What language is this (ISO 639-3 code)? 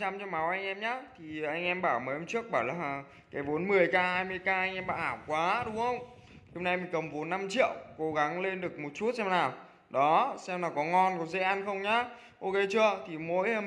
vie